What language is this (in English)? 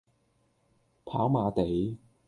Cantonese